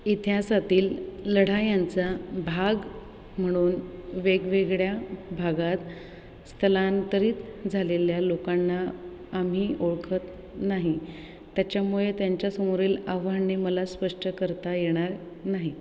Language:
Marathi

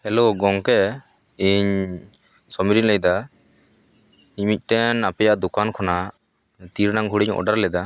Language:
Santali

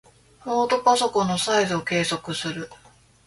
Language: Japanese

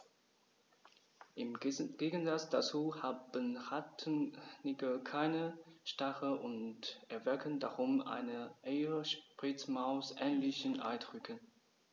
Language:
German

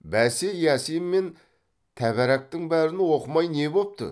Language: Kazakh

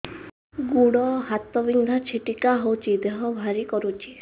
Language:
Odia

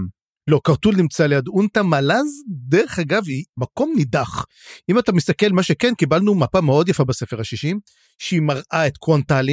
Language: Hebrew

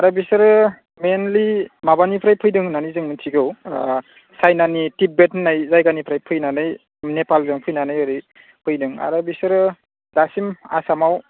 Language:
Bodo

